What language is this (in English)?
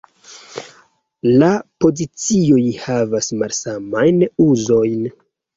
Esperanto